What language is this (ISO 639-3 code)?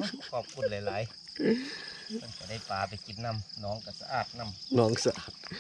tha